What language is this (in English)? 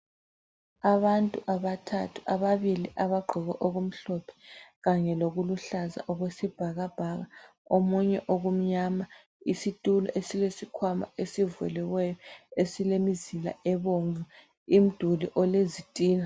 North Ndebele